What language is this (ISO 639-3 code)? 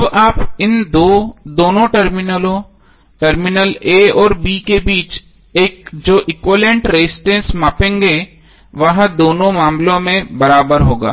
hin